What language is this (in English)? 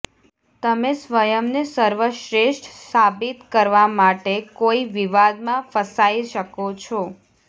Gujarati